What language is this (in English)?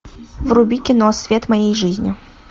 Russian